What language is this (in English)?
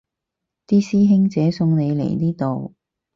Cantonese